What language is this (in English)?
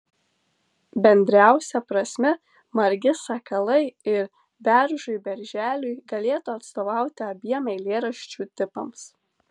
Lithuanian